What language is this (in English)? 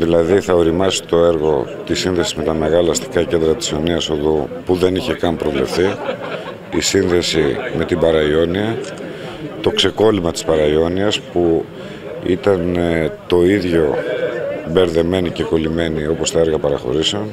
Greek